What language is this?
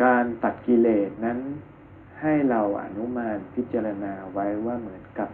Thai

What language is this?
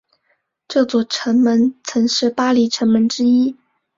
Chinese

